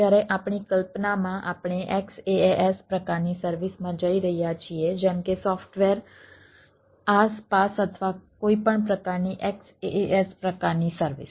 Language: Gujarati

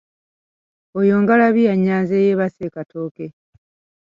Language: Ganda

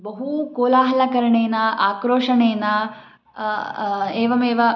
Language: Sanskrit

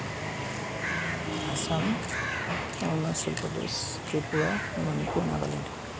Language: Assamese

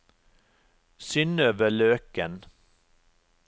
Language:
Norwegian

